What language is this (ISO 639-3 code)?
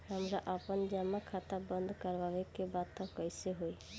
bho